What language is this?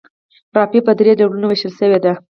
Pashto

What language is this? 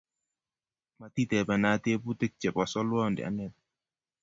Kalenjin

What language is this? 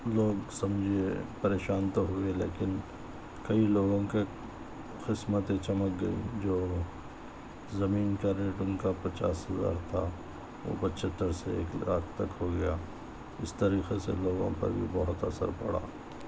Urdu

